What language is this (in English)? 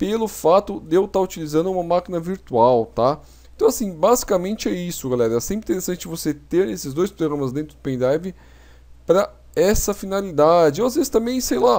Portuguese